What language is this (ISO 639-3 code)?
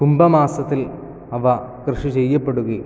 mal